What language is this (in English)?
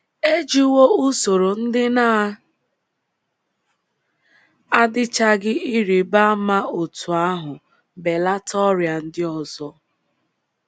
Igbo